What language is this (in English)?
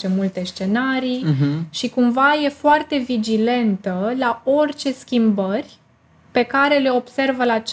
Romanian